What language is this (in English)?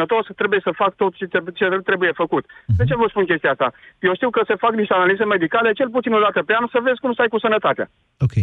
Romanian